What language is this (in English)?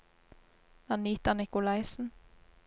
Norwegian